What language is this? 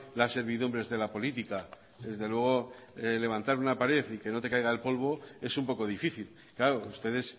Spanish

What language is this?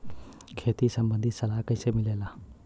Bhojpuri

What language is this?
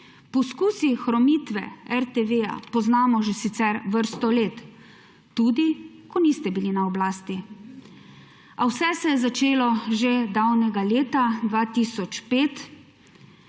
Slovenian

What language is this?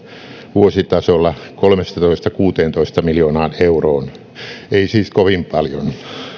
Finnish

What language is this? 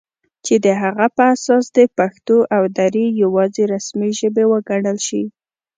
Pashto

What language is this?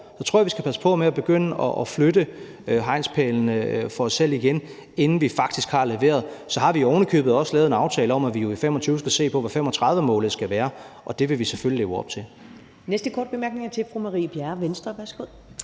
Danish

